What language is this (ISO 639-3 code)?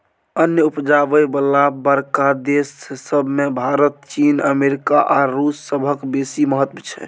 mai